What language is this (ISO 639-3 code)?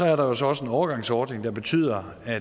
dan